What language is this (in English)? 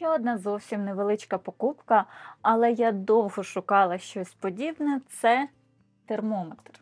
Ukrainian